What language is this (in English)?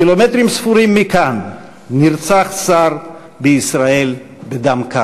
Hebrew